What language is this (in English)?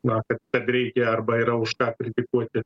Lithuanian